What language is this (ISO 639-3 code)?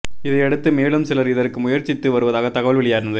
tam